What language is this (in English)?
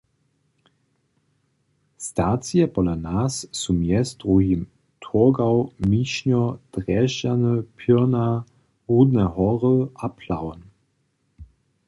Upper Sorbian